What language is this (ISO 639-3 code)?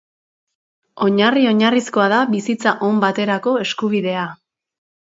eus